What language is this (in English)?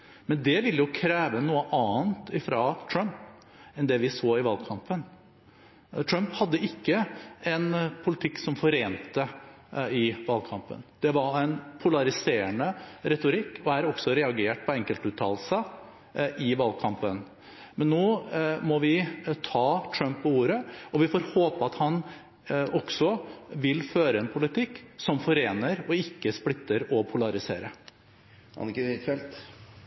Norwegian